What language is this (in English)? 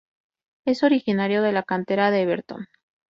Spanish